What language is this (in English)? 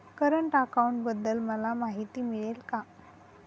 Marathi